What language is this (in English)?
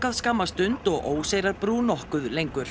Icelandic